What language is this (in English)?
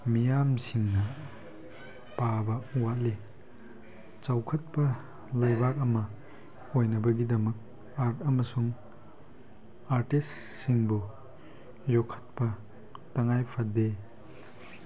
Manipuri